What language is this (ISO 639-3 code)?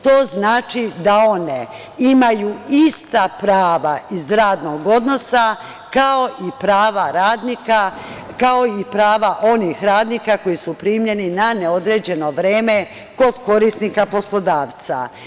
srp